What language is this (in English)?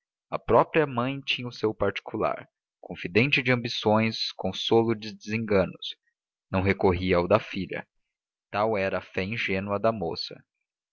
Portuguese